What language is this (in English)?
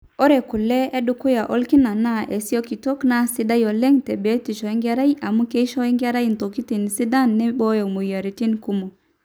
Masai